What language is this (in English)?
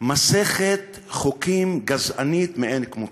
Hebrew